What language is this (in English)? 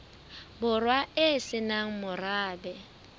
Southern Sotho